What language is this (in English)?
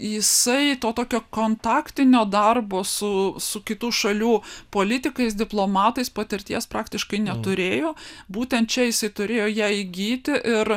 Lithuanian